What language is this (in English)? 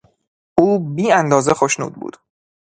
Persian